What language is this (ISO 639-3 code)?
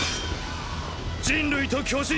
jpn